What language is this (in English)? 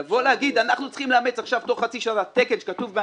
Hebrew